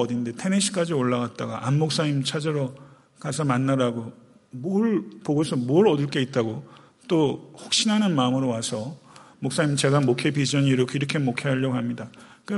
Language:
Korean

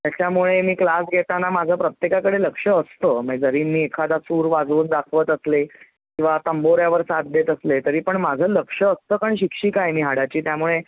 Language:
Marathi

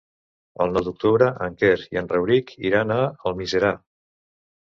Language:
Catalan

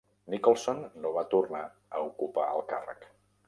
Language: Catalan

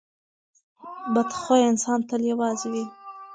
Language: Pashto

